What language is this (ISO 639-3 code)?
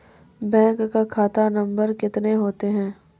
mai